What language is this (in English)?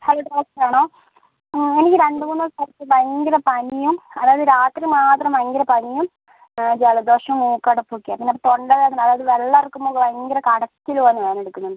Malayalam